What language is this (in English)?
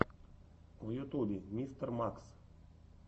Russian